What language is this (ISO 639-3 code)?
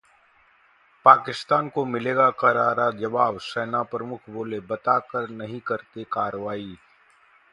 hin